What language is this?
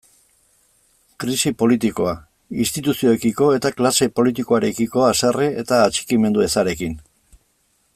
Basque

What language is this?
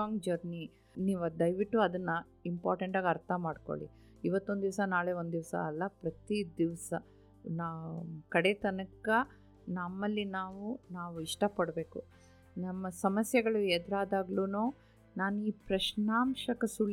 Kannada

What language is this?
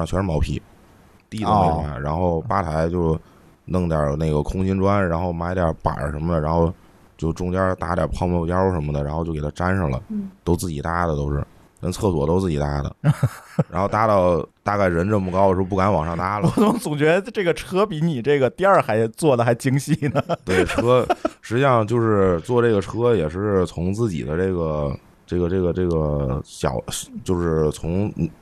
Chinese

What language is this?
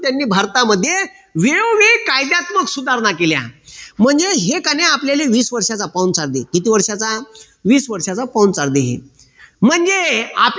Marathi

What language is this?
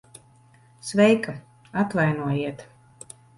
Latvian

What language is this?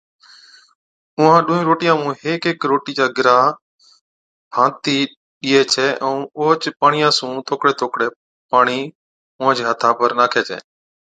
Od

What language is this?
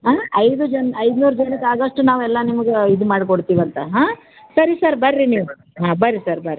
Kannada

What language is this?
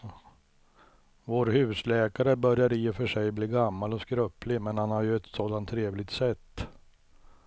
Swedish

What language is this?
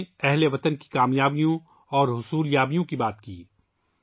Urdu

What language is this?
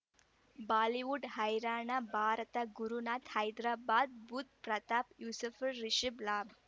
Kannada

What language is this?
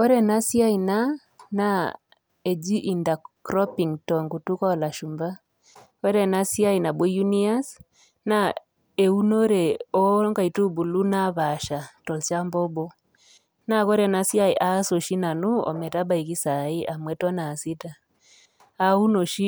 Masai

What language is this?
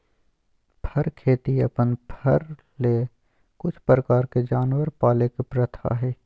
Magahi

